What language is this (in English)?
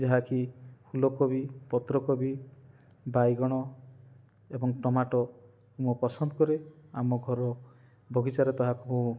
Odia